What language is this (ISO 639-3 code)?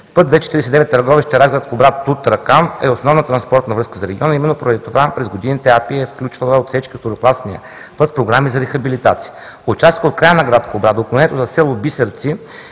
bul